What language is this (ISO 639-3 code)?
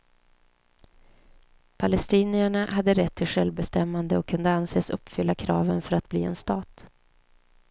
swe